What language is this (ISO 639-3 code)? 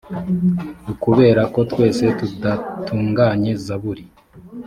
kin